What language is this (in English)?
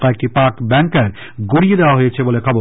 Bangla